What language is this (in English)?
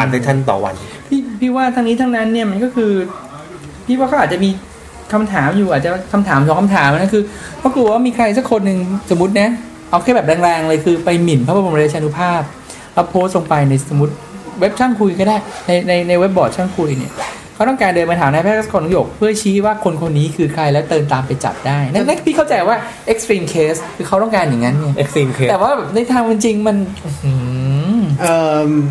Thai